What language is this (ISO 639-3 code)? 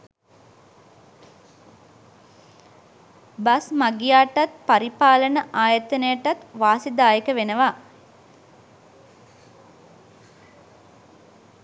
sin